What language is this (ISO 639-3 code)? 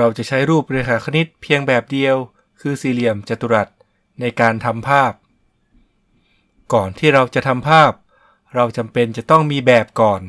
tha